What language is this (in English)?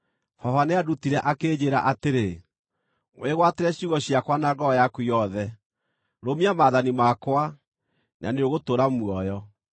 Kikuyu